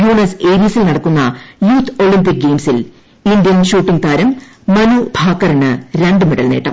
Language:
Malayalam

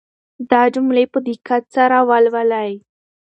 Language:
Pashto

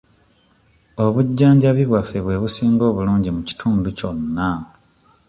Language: Ganda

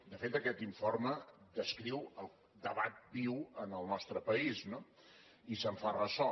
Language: Catalan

